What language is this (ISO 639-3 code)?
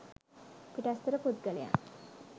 sin